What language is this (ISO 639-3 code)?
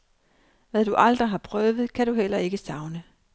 dan